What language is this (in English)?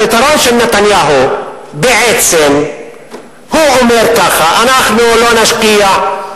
Hebrew